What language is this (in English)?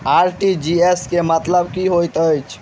Maithili